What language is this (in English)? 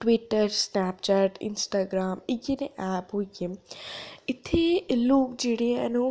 Dogri